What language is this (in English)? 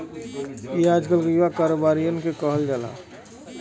Bhojpuri